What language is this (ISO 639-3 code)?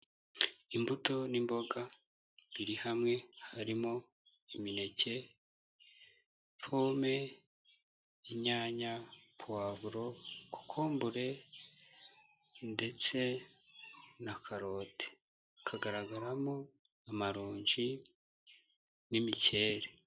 kin